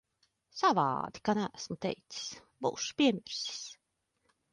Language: Latvian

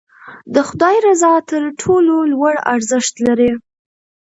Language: Pashto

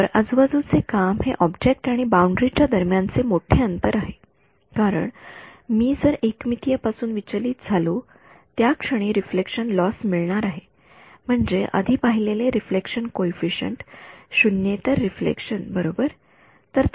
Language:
Marathi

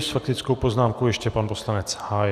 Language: Czech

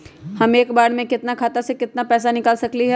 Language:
Magahi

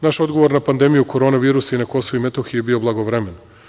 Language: Serbian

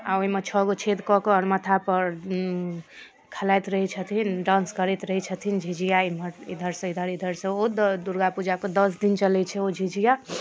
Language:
Maithili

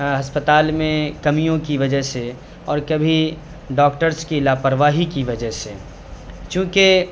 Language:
Urdu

